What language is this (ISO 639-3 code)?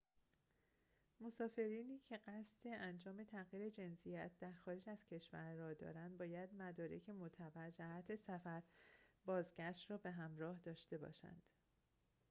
fas